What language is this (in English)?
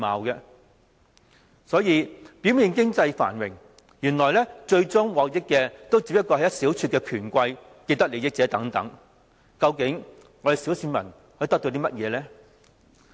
Cantonese